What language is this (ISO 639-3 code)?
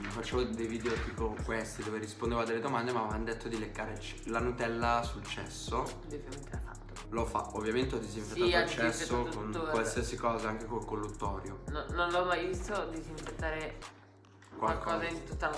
ita